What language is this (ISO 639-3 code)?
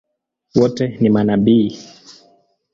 swa